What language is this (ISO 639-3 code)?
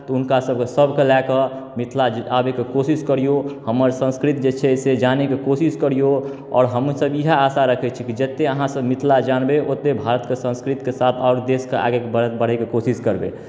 mai